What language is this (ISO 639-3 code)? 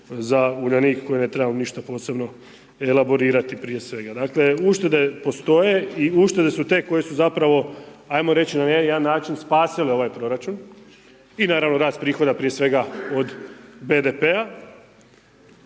hrv